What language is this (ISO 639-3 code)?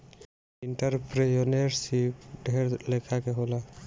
bho